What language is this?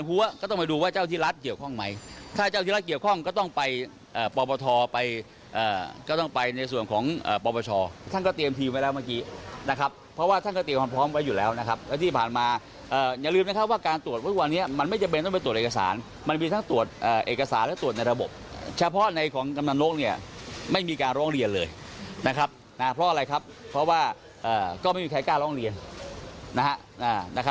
Thai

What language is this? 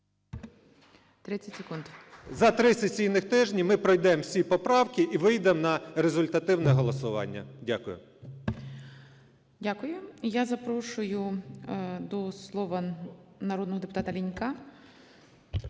Ukrainian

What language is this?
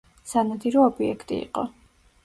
Georgian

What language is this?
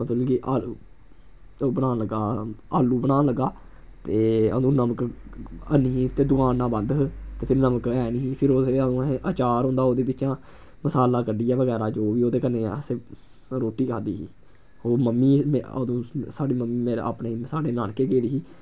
Dogri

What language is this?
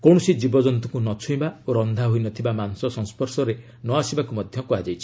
Odia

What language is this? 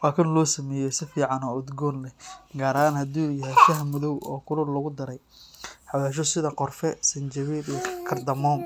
Somali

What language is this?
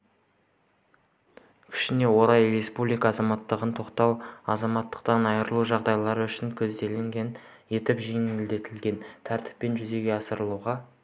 Kazakh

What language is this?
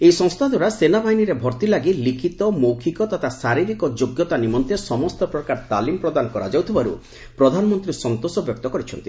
Odia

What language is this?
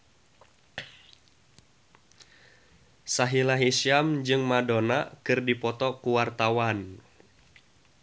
Sundanese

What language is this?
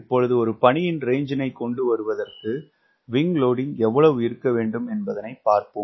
Tamil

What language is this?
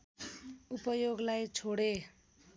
Nepali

